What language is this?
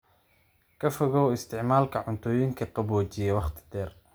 Somali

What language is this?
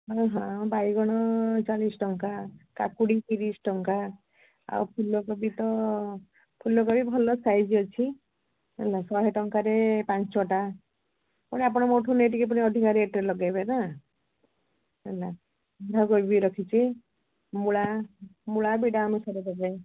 Odia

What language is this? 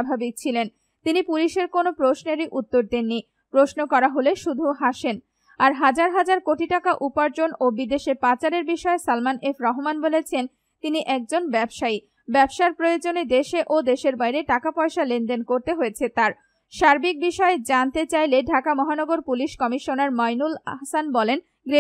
Bangla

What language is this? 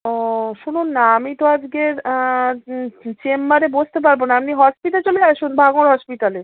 Bangla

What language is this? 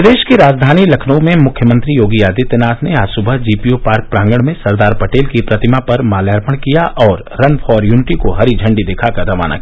Hindi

